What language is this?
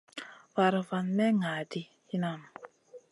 Masana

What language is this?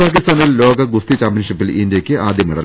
Malayalam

